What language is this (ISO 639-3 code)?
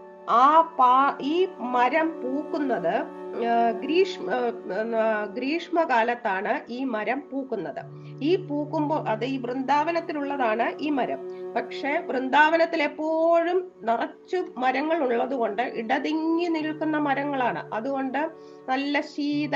mal